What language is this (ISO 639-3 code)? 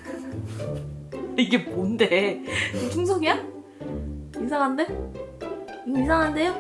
kor